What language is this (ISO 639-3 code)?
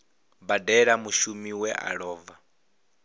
ven